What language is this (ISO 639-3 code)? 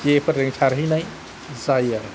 brx